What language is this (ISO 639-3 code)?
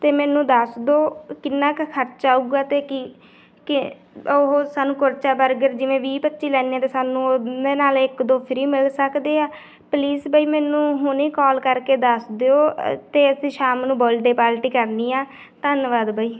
pan